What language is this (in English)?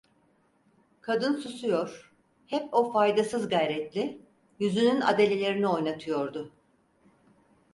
Turkish